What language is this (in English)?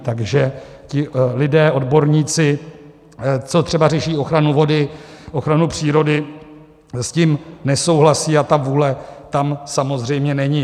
Czech